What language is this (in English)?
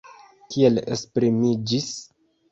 Esperanto